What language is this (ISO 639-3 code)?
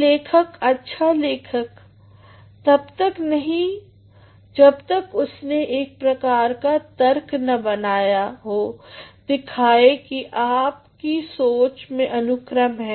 hin